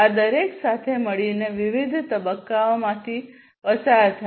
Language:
Gujarati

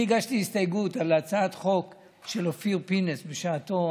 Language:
Hebrew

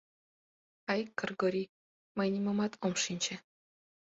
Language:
Mari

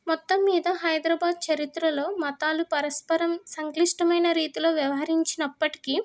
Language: Telugu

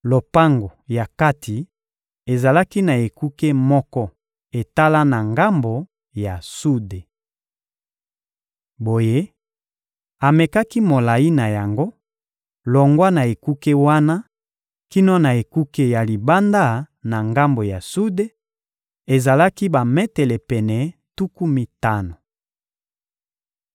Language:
Lingala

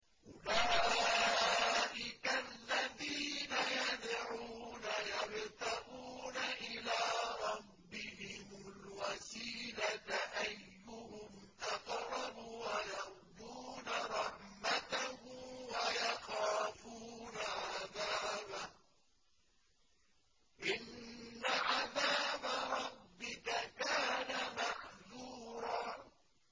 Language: Arabic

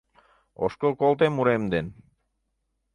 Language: Mari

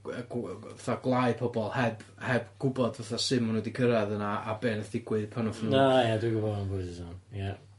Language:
Welsh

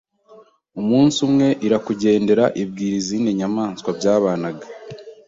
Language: Kinyarwanda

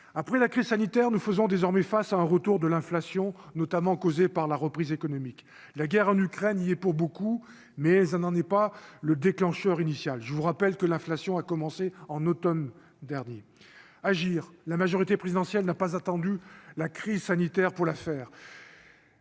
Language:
French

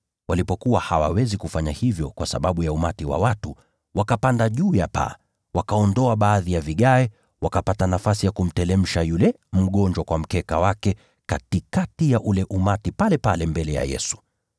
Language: Swahili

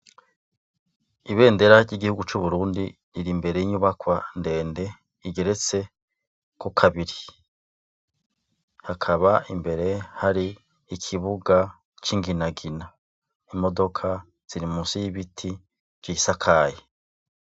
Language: Rundi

